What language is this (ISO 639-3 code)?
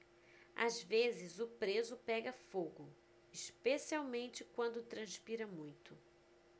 por